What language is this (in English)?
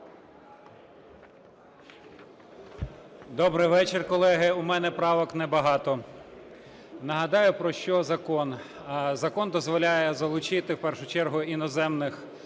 Ukrainian